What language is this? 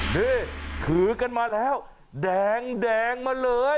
Thai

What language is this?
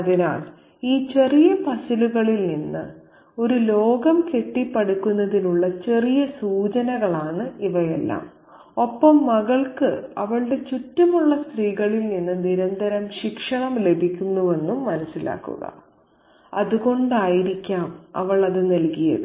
Malayalam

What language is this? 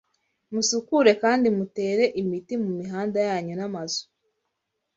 Kinyarwanda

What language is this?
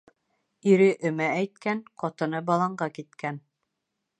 Bashkir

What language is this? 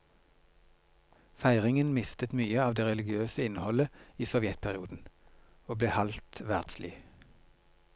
Norwegian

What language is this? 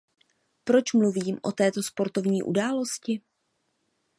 Czech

